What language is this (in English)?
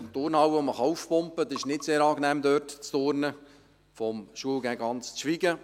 Swiss German